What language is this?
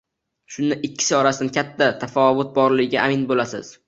Uzbek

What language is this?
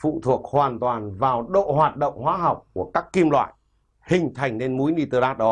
Vietnamese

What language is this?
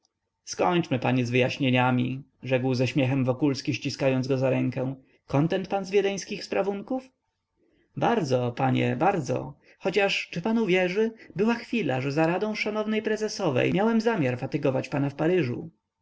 Polish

